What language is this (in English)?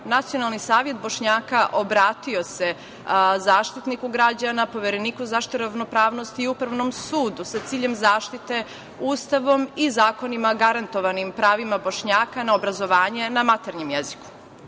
Serbian